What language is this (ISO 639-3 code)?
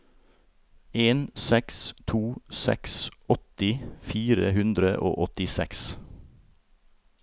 nor